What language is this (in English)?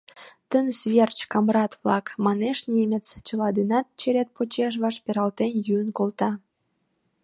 Mari